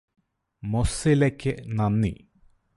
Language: Malayalam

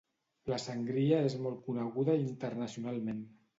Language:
Catalan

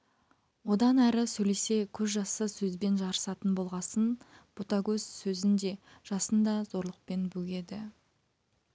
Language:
Kazakh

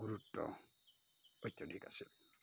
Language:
Assamese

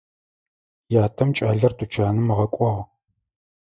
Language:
Adyghe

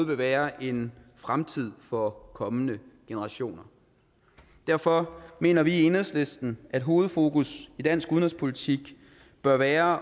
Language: Danish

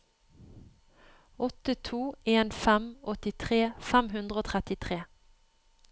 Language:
Norwegian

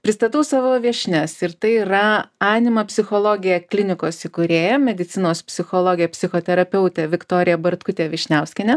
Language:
Lithuanian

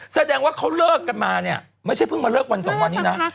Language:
Thai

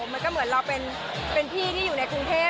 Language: Thai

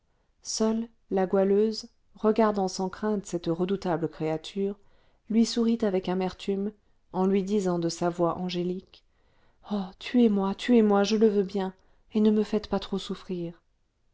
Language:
French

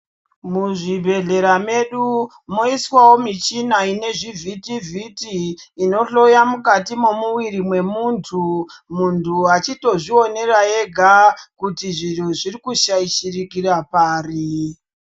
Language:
Ndau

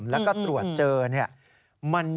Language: Thai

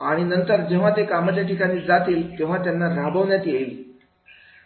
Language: Marathi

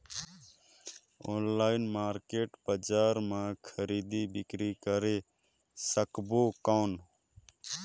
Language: Chhattisgarhi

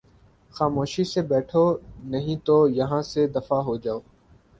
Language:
Urdu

